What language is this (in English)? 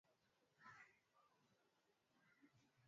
Swahili